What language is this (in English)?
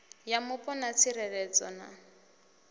Venda